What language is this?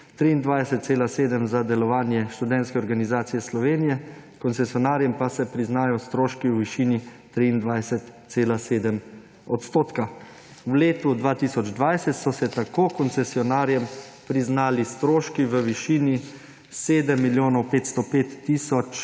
Slovenian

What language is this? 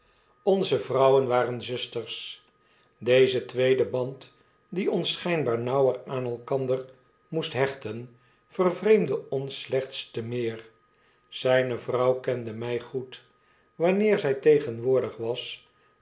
Dutch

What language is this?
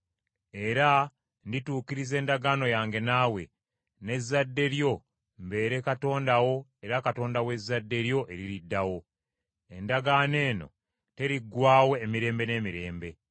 Ganda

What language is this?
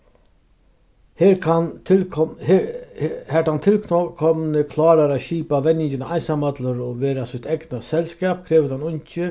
Faroese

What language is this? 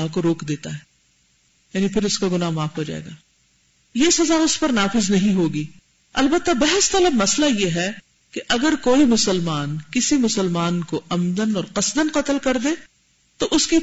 Urdu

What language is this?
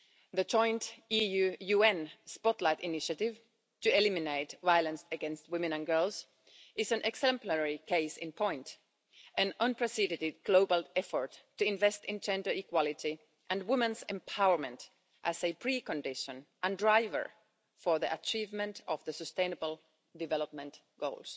English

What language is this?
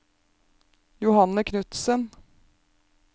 Norwegian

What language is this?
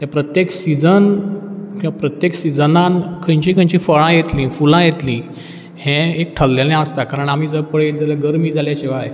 Konkani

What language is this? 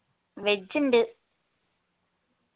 Malayalam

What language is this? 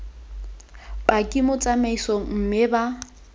Tswana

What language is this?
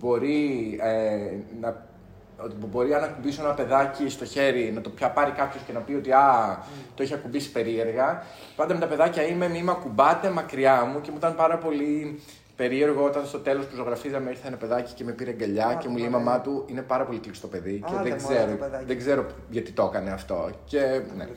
Greek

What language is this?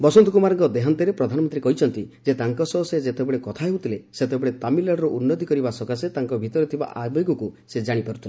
Odia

